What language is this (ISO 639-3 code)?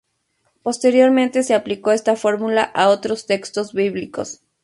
spa